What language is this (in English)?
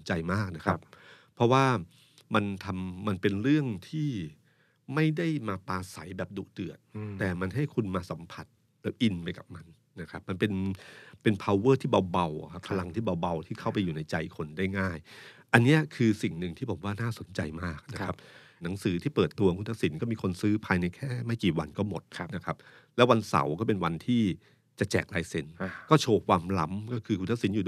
Thai